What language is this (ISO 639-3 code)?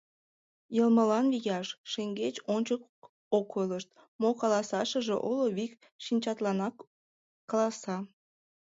chm